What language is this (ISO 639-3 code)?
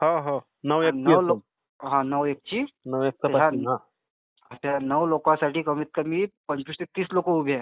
mar